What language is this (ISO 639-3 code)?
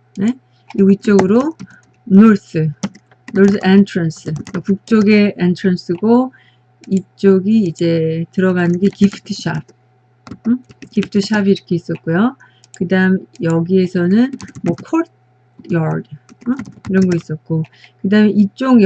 kor